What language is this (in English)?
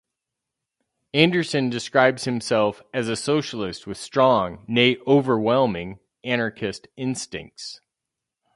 English